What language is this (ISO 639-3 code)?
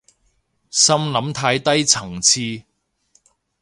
yue